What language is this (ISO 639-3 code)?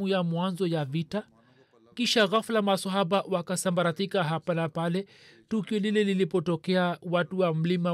swa